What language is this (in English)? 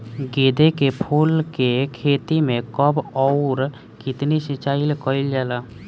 Bhojpuri